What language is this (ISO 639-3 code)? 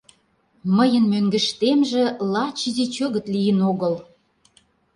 chm